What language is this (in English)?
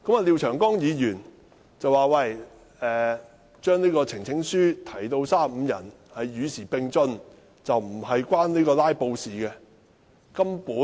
Cantonese